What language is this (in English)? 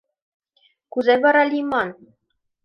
Mari